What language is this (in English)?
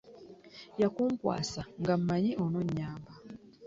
Ganda